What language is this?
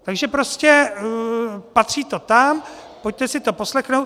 Czech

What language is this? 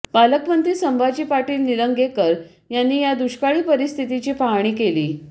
Marathi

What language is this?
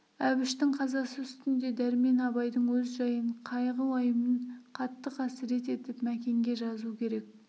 Kazakh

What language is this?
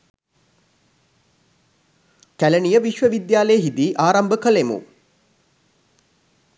Sinhala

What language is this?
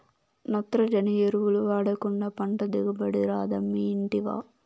Telugu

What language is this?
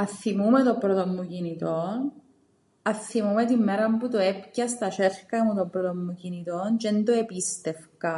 Greek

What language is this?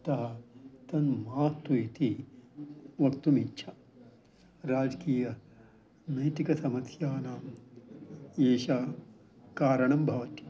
Sanskrit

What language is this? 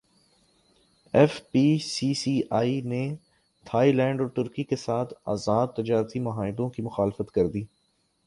Urdu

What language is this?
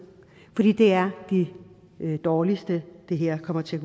Danish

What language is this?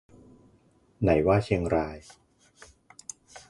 Thai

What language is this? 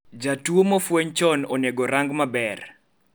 Luo (Kenya and Tanzania)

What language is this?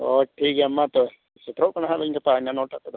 Santali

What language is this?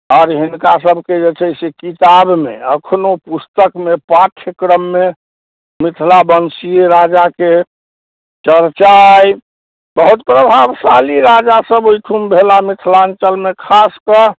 Maithili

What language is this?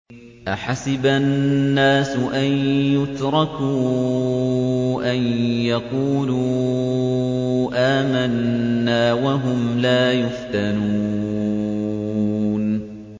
Arabic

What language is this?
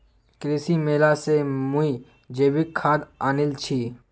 Magahi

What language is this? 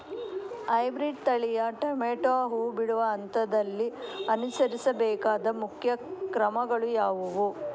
Kannada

